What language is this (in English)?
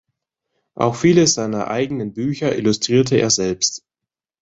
German